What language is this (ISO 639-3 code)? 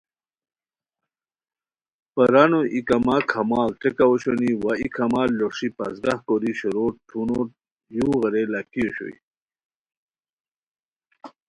khw